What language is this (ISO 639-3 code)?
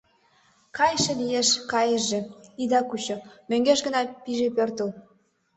chm